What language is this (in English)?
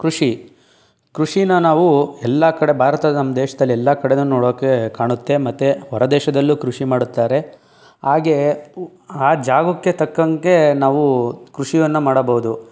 Kannada